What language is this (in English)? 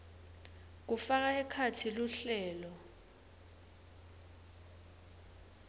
Swati